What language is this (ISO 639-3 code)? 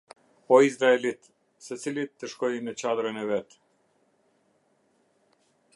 sqi